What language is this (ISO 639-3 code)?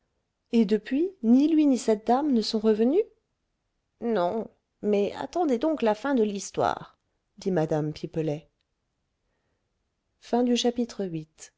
fra